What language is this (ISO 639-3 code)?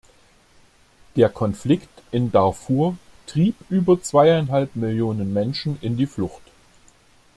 deu